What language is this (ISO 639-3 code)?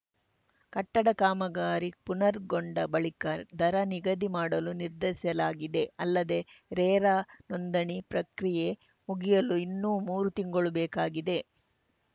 kan